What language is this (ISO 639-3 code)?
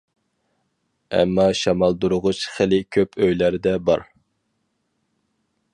uig